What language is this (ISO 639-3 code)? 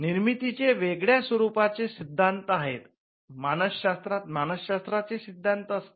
mar